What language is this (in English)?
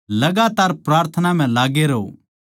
Haryanvi